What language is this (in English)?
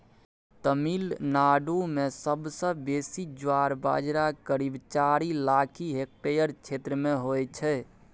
Maithili